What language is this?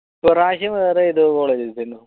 Malayalam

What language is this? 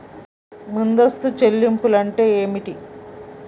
Telugu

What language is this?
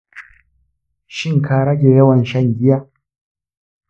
Hausa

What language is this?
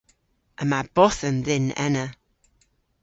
Cornish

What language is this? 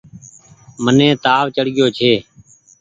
Goaria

